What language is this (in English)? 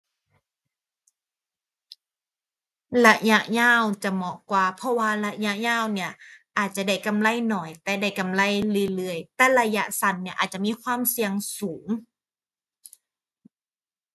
Thai